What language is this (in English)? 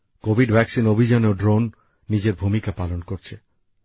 Bangla